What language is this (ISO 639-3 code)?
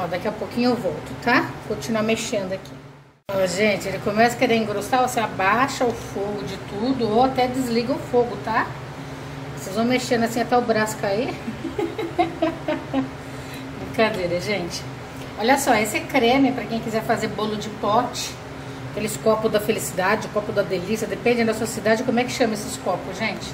por